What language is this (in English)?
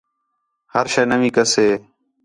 Khetrani